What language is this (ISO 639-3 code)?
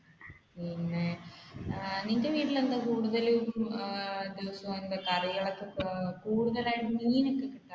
mal